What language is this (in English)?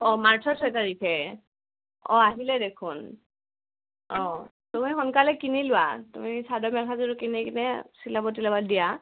Assamese